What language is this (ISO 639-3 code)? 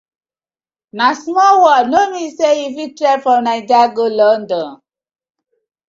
pcm